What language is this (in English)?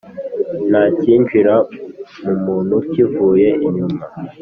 Kinyarwanda